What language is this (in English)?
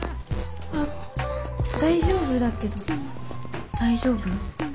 Japanese